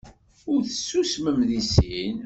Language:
Kabyle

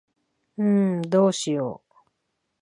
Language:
Japanese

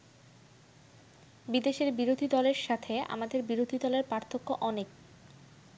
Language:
Bangla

